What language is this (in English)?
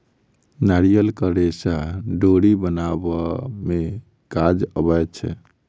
Maithili